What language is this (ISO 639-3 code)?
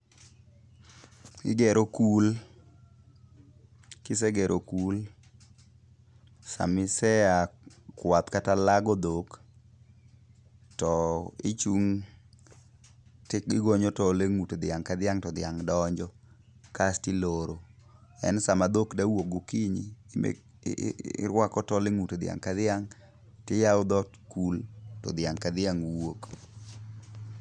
luo